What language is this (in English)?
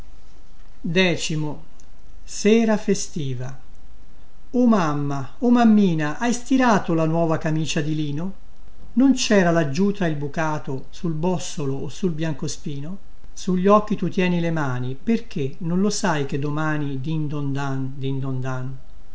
Italian